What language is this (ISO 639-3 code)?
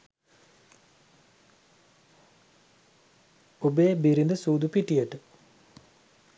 sin